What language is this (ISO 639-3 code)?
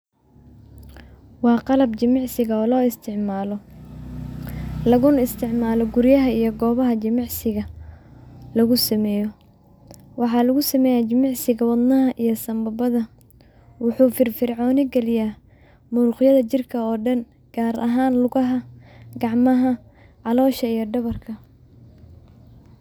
som